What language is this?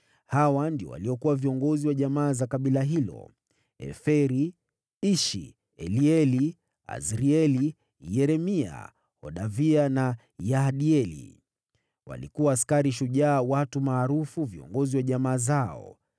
Swahili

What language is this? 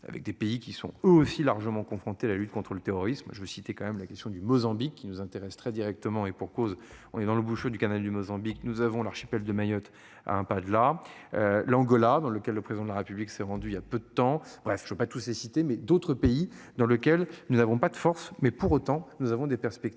French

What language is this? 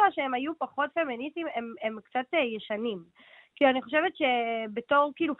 Hebrew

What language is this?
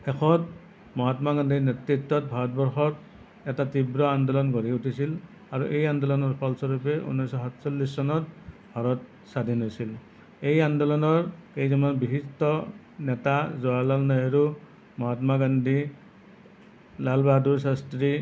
Assamese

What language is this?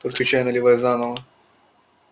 Russian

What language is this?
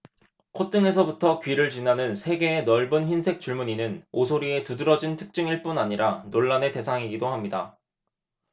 Korean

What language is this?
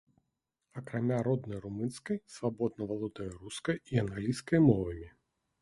Belarusian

